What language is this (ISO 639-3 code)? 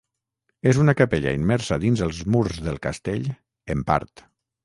cat